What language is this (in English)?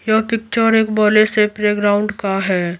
Hindi